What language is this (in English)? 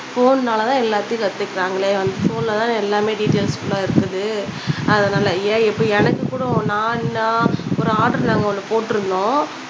Tamil